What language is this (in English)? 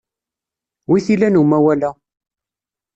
Kabyle